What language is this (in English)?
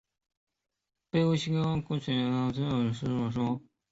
Chinese